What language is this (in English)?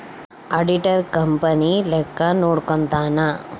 Kannada